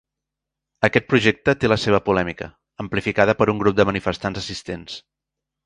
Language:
Catalan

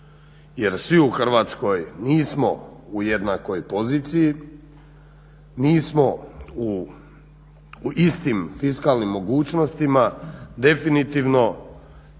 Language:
Croatian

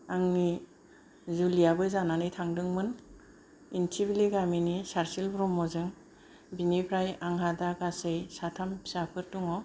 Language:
Bodo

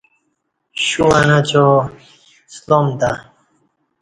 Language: Kati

